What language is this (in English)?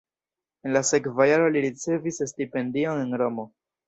Esperanto